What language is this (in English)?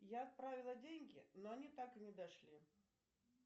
Russian